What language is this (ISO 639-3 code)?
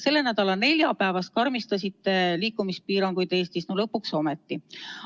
est